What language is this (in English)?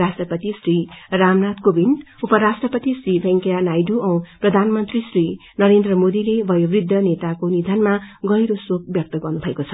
Nepali